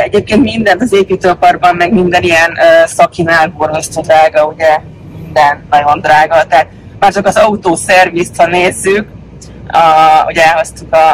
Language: Hungarian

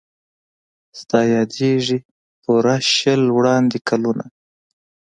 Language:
Pashto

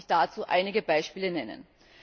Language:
German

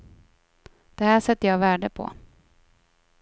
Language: Swedish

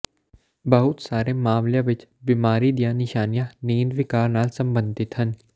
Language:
Punjabi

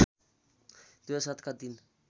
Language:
Nepali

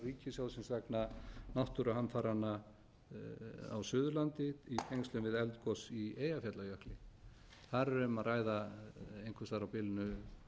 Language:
Icelandic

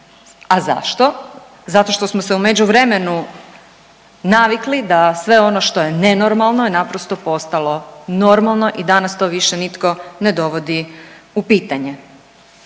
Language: Croatian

